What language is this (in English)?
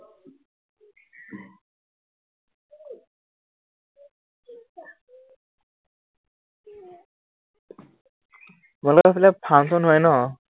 Assamese